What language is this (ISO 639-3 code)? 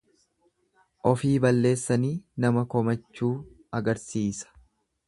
orm